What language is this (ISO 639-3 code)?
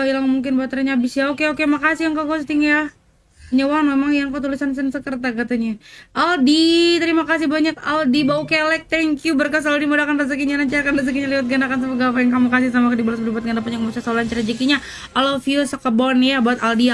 ind